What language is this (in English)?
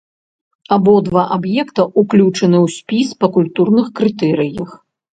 Belarusian